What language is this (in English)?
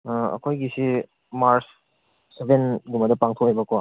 Manipuri